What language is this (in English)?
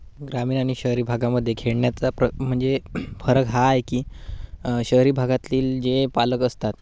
Marathi